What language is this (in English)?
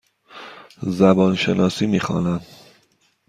Persian